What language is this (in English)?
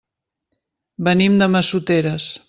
Catalan